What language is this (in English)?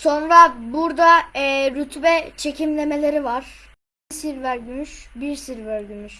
Turkish